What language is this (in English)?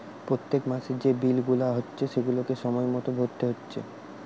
Bangla